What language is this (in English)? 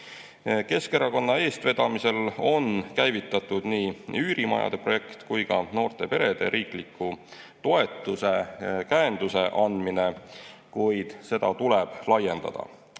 Estonian